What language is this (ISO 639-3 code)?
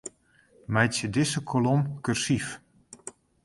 fry